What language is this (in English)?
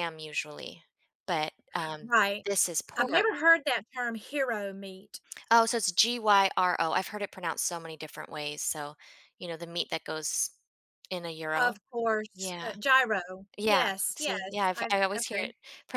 English